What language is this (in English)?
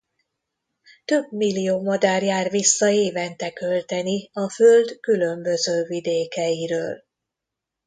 Hungarian